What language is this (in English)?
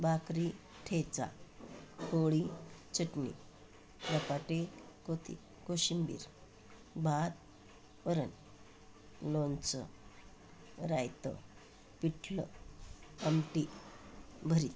Marathi